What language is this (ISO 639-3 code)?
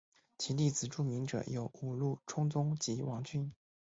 zho